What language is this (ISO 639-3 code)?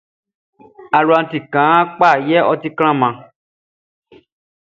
bci